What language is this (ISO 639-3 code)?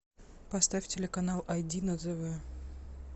rus